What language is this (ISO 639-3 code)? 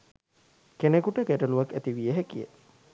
sin